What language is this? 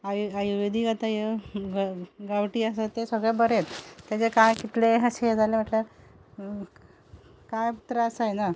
Konkani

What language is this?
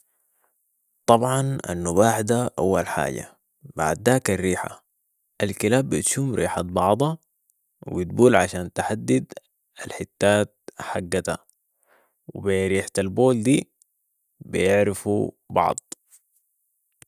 Sudanese Arabic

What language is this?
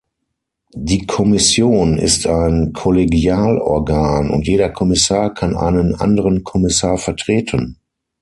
German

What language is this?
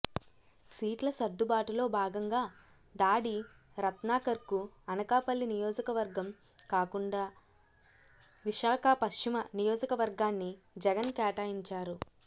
Telugu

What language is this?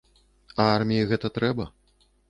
Belarusian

